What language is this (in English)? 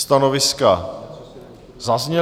Czech